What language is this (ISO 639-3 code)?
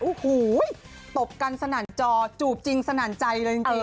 tha